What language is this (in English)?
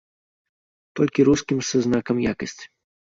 Belarusian